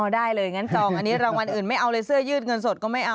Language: Thai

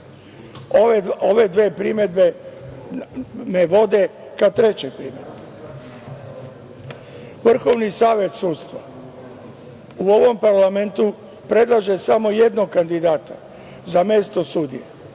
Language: Serbian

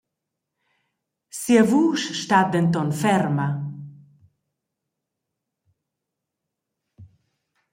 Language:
Romansh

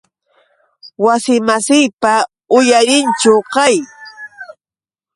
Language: Yauyos Quechua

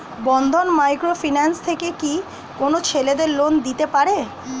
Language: Bangla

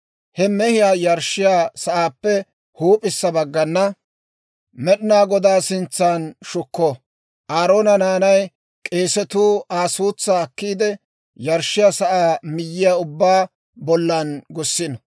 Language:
Dawro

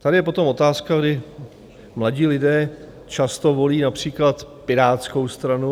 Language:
Czech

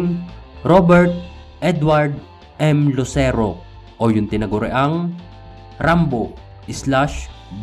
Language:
Filipino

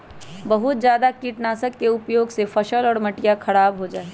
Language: Magahi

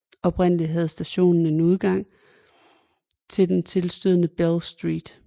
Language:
Danish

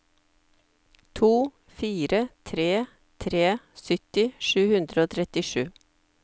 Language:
Norwegian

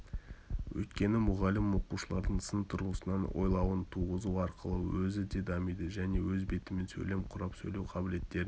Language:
Kazakh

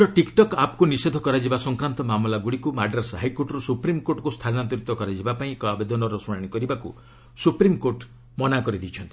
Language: Odia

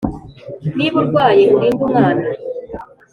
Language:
Kinyarwanda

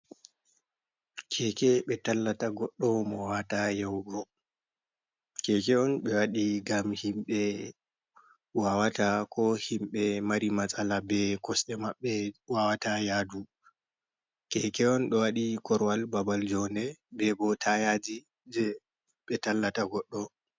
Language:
Fula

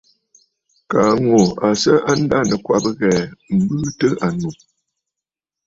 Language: Bafut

